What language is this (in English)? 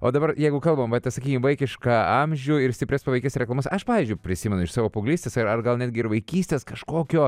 Lithuanian